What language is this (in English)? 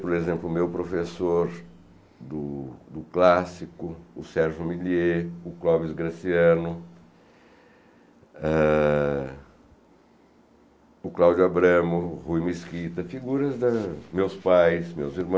Portuguese